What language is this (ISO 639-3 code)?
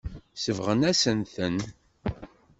kab